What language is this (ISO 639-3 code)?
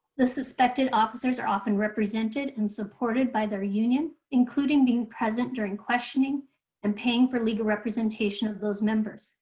eng